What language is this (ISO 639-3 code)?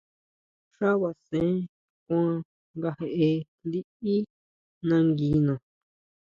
mau